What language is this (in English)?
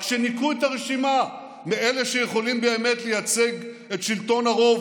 Hebrew